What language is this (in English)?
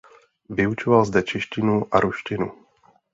Czech